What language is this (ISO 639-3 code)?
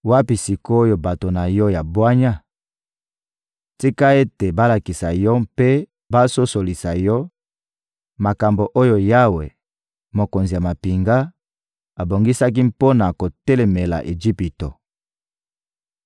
lin